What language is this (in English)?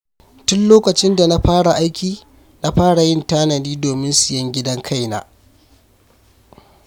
Hausa